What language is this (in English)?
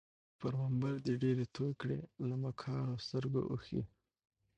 Pashto